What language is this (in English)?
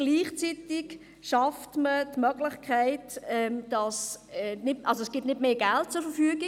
Swiss German